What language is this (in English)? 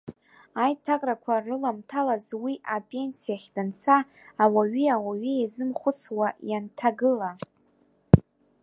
Abkhazian